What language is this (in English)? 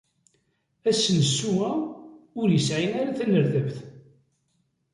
Kabyle